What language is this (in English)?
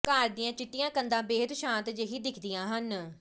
Punjabi